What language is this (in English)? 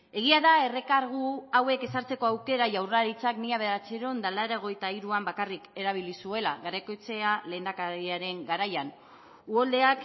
Basque